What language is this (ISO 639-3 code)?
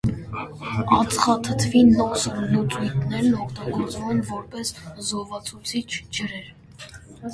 hye